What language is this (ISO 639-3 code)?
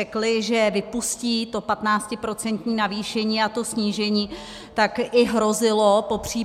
ces